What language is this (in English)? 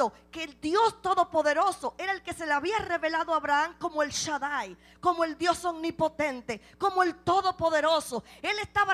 Spanish